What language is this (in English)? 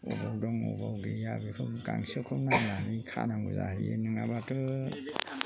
Bodo